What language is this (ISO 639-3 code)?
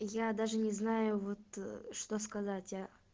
rus